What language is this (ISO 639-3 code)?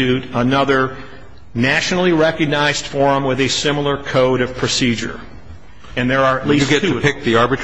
eng